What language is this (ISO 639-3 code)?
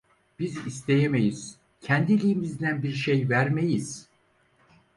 tur